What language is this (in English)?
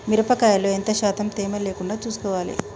Telugu